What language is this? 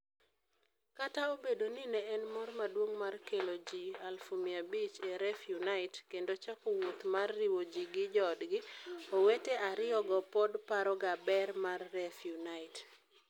Luo (Kenya and Tanzania)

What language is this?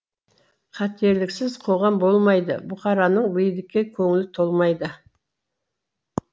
Kazakh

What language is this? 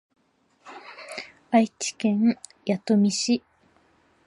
Japanese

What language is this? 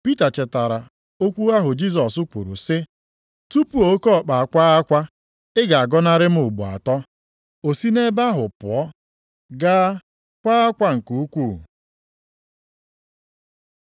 Igbo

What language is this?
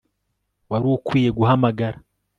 Kinyarwanda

